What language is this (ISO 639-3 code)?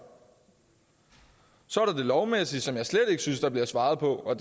dan